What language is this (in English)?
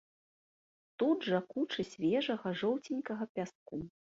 Belarusian